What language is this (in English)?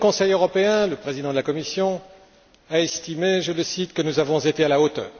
French